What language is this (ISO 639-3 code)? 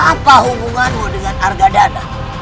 ind